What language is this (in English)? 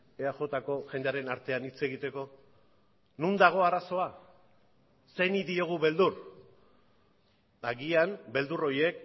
Basque